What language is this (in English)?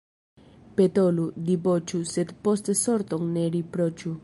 Esperanto